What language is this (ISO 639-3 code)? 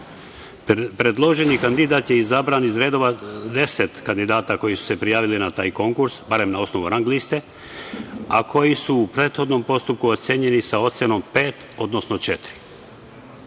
srp